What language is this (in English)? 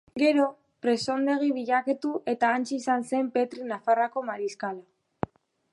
Basque